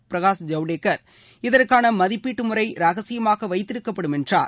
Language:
Tamil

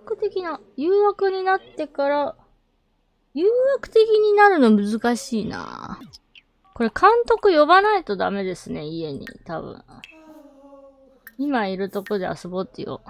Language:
Japanese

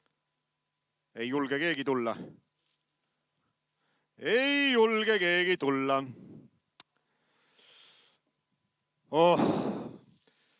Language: Estonian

